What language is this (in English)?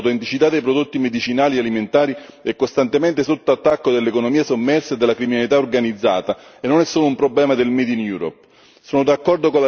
Italian